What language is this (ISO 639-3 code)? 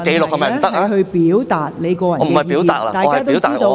yue